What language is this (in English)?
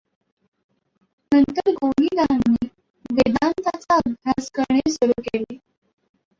Marathi